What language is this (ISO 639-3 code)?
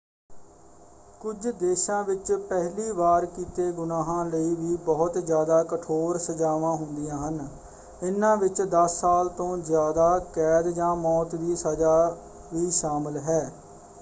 pan